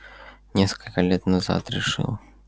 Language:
Russian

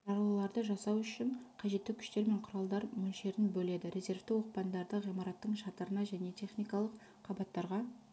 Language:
Kazakh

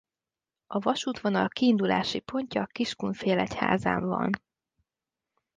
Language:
Hungarian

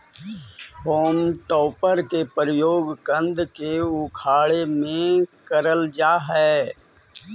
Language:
Magahi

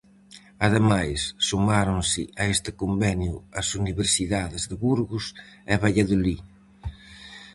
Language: Galician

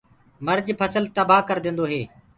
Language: Gurgula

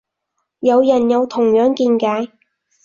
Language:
Cantonese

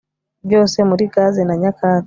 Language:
Kinyarwanda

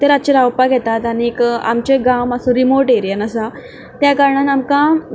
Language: Konkani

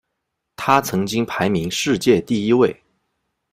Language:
Chinese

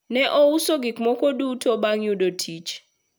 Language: Luo (Kenya and Tanzania)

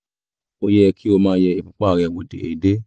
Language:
Yoruba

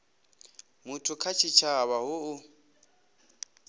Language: Venda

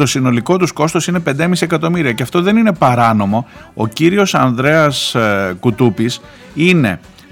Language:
Greek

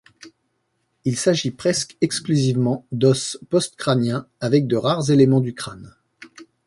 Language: French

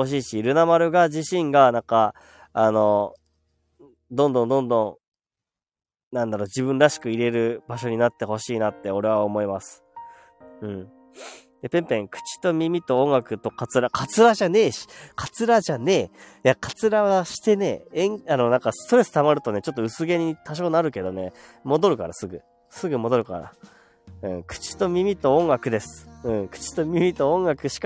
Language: Japanese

